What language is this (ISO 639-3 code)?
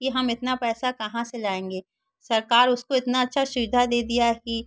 hin